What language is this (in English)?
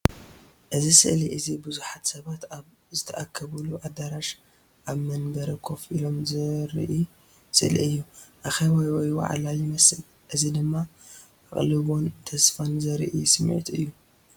Tigrinya